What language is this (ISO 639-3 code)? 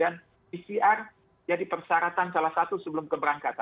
ind